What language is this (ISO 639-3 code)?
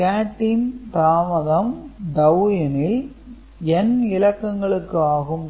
tam